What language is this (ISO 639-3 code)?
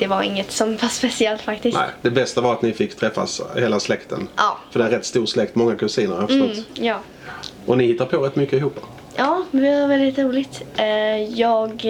swe